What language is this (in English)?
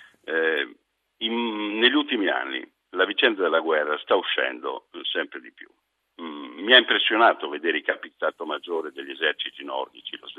Italian